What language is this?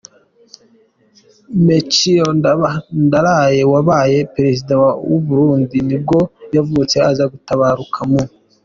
Kinyarwanda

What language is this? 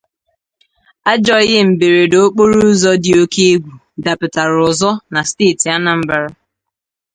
Igbo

